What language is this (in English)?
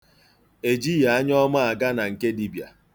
Igbo